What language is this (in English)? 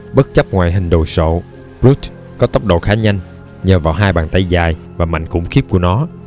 Vietnamese